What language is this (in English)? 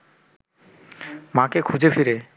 Bangla